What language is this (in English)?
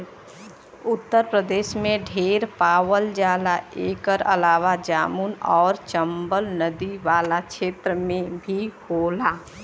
Bhojpuri